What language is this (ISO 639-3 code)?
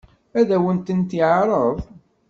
kab